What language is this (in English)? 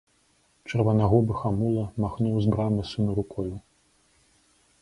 Belarusian